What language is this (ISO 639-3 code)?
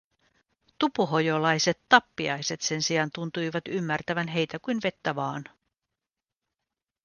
fin